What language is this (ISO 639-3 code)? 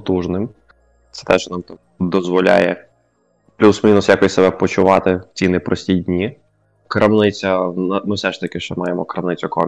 ukr